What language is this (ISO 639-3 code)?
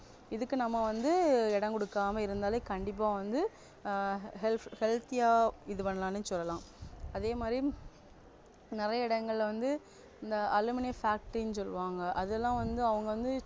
tam